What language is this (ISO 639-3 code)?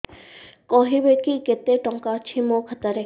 ori